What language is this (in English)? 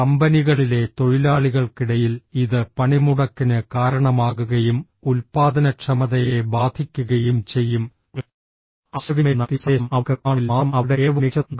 Malayalam